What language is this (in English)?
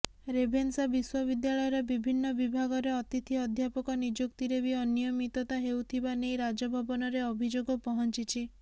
Odia